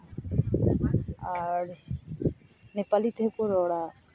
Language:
Santali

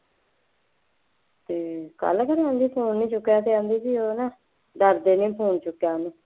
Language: Punjabi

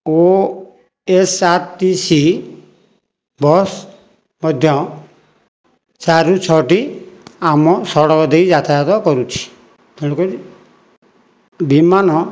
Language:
Odia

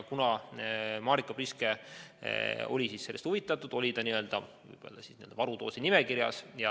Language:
Estonian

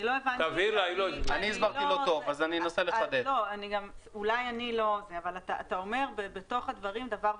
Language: Hebrew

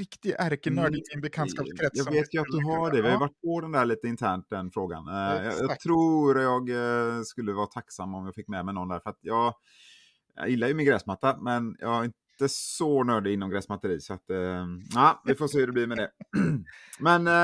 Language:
Swedish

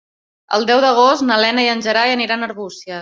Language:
Catalan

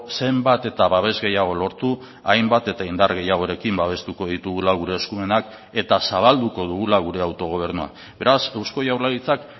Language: Basque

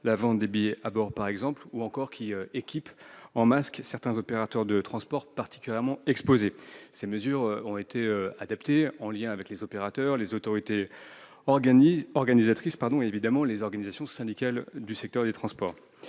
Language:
French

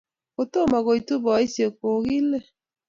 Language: Kalenjin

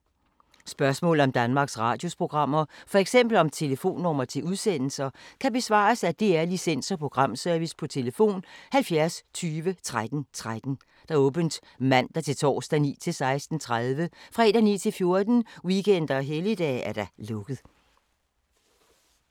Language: Danish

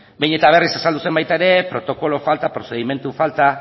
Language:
Basque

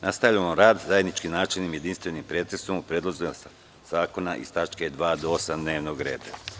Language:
Serbian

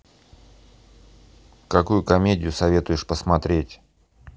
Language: Russian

